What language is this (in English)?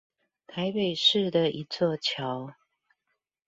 Chinese